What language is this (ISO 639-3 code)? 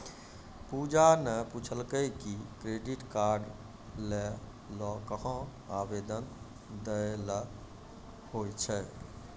mai